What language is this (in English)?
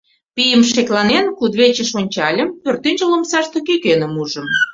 Mari